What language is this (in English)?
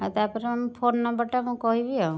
Odia